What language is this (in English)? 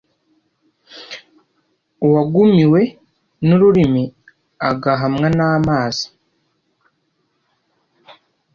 Kinyarwanda